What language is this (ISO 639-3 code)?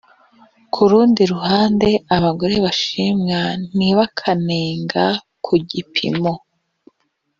kin